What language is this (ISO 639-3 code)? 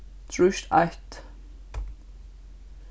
fao